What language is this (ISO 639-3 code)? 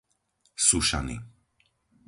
slk